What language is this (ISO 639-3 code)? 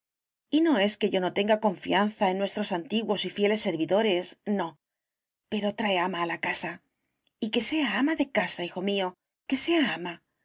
spa